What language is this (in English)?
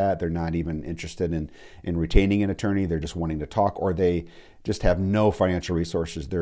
English